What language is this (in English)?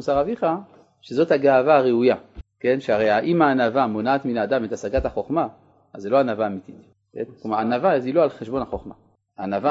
Hebrew